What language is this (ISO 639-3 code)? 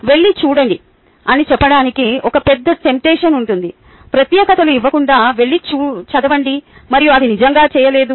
tel